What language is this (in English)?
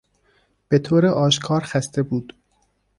Persian